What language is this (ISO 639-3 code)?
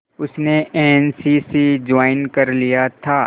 hin